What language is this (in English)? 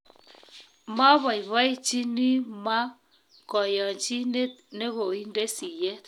Kalenjin